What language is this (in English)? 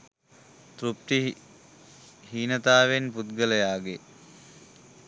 Sinhala